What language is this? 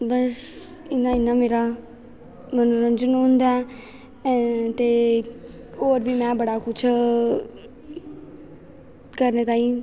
Dogri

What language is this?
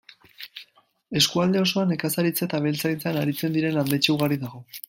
Basque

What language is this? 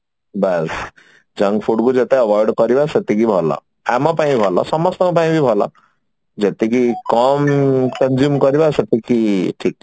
Odia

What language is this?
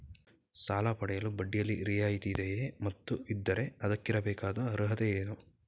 Kannada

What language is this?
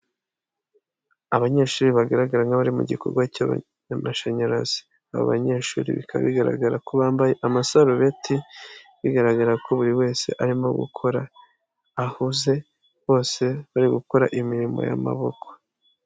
Kinyarwanda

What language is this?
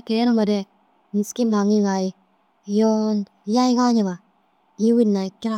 Dazaga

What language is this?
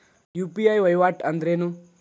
Kannada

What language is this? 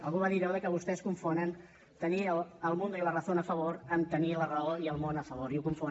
Catalan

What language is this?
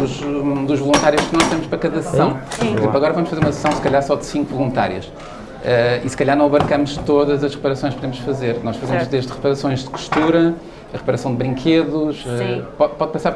Portuguese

